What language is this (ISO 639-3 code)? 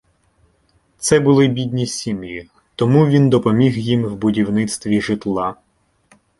ukr